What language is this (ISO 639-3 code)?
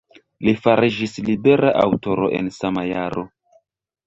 epo